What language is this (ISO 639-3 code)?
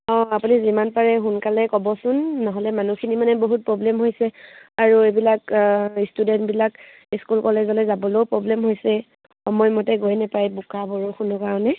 asm